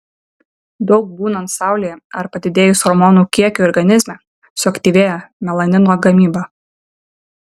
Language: Lithuanian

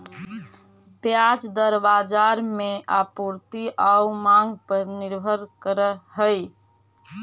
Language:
Magahi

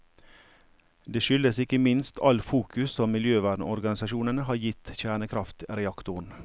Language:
Norwegian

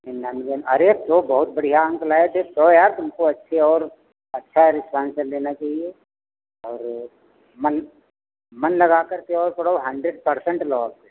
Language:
Hindi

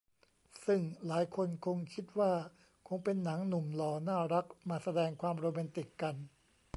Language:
Thai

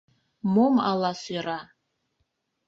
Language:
Mari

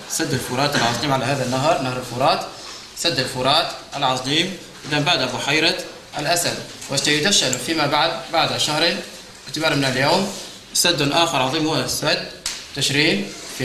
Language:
Arabic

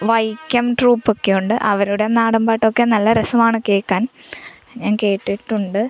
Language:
Malayalam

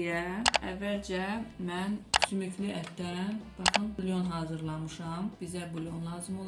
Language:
Turkish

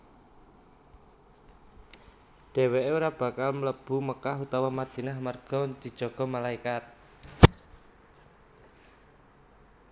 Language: Javanese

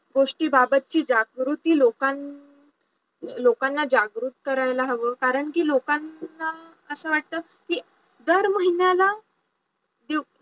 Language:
Marathi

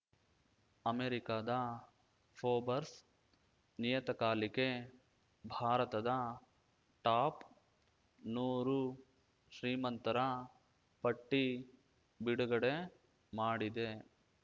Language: Kannada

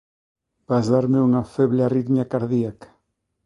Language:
Galician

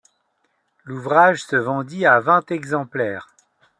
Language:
French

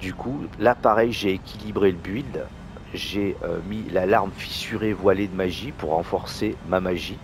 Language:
French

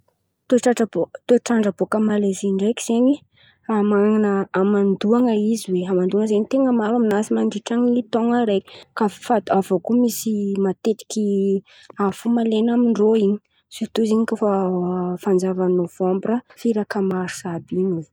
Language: Antankarana Malagasy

